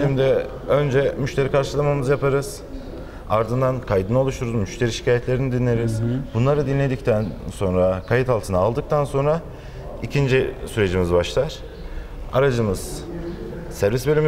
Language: Turkish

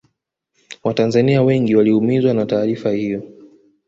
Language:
Swahili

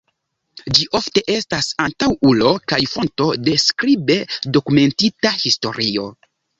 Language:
Esperanto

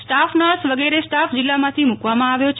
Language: Gujarati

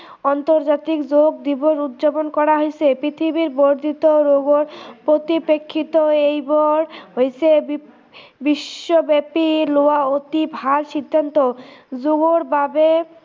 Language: Assamese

